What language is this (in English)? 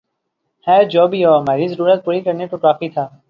Urdu